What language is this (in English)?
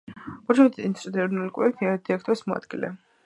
Georgian